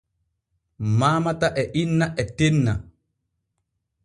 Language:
Borgu Fulfulde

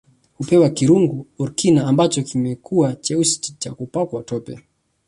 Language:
Swahili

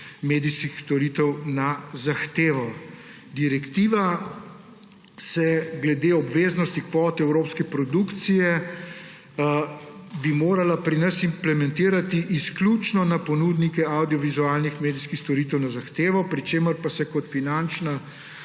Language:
Slovenian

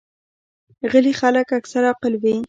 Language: Pashto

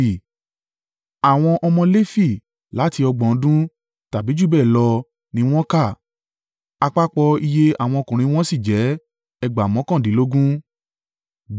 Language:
Yoruba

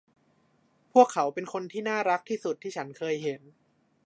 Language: Thai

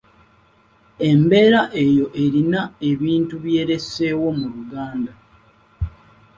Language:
Ganda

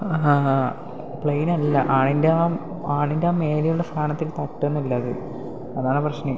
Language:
Malayalam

